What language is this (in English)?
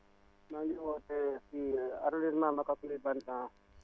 Wolof